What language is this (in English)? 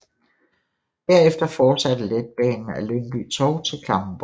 Danish